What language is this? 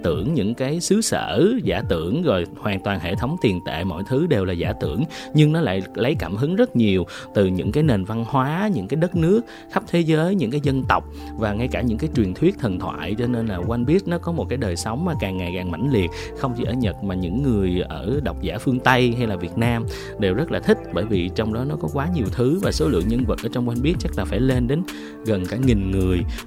Vietnamese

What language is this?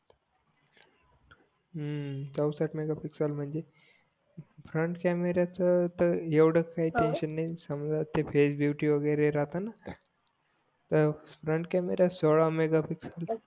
Marathi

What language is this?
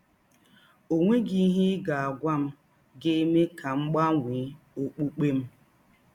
Igbo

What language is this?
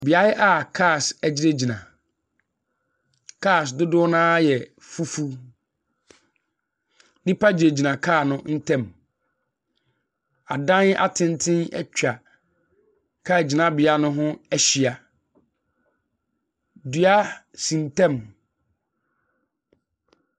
Akan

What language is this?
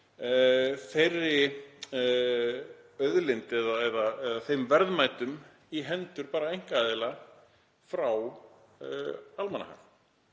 Icelandic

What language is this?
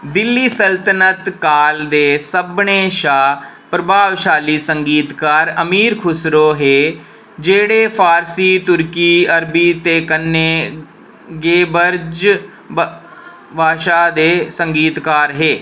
Dogri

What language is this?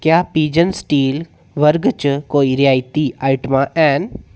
Dogri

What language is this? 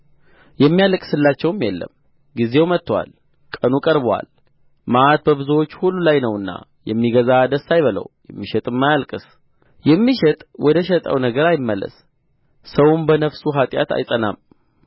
Amharic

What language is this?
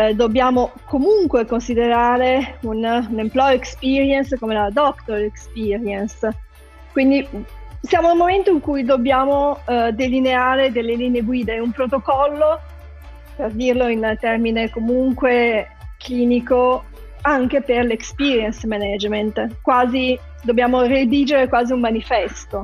Italian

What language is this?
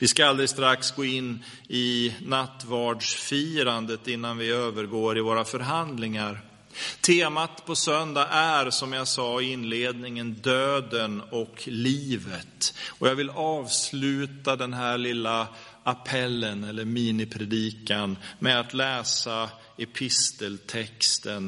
Swedish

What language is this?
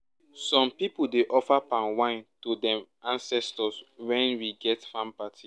Nigerian Pidgin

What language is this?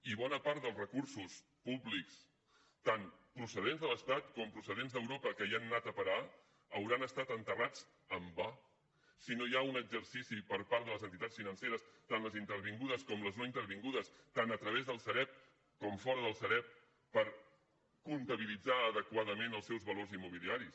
Catalan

